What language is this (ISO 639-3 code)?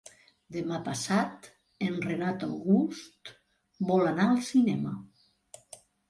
cat